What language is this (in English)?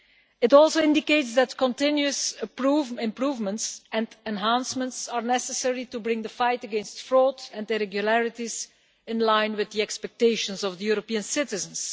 English